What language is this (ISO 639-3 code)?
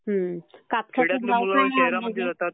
mar